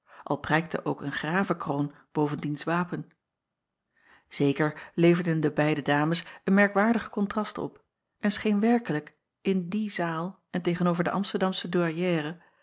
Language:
Dutch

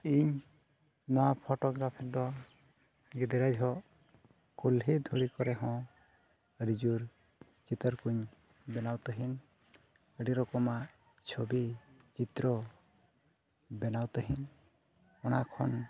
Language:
Santali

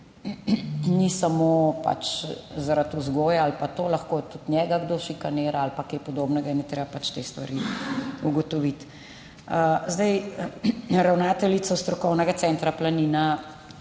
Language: Slovenian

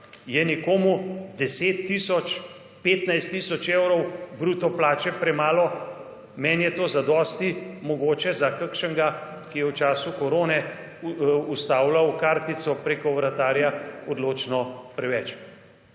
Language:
Slovenian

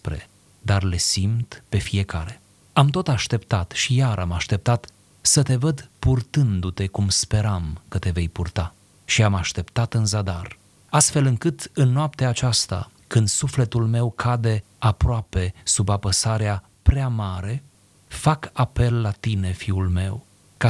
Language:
Romanian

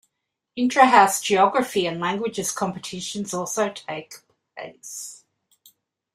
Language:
English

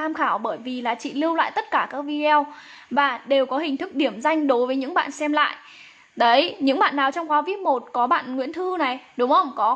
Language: Vietnamese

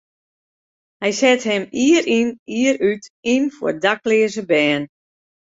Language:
Western Frisian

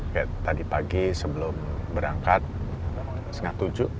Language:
Indonesian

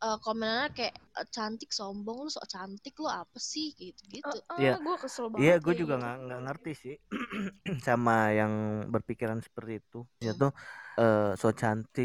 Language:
Indonesian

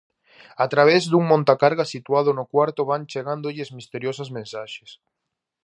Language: Galician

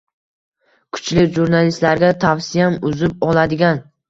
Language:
Uzbek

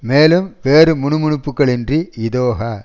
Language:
Tamil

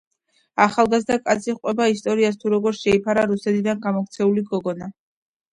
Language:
Georgian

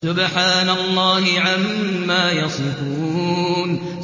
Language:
Arabic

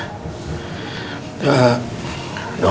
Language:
Indonesian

